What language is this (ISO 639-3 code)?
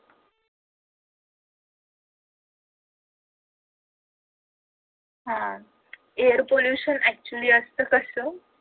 mar